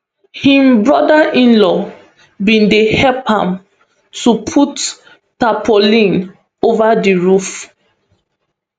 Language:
Nigerian Pidgin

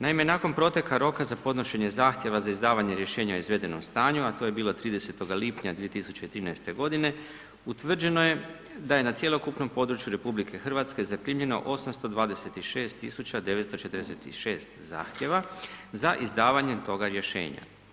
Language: Croatian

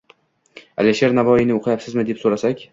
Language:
Uzbek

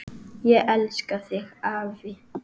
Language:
Icelandic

